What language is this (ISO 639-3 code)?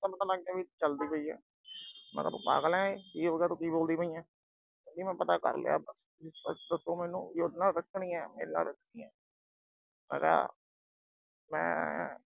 pan